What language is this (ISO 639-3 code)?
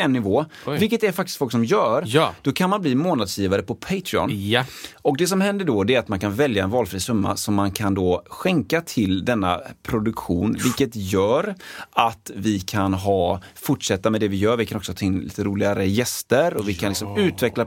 swe